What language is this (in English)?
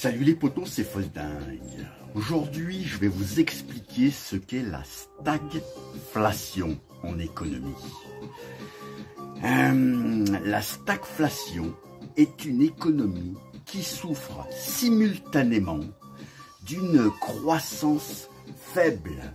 French